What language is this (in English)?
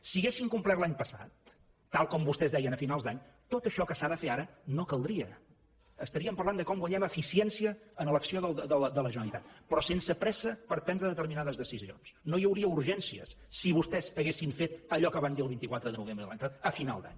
Catalan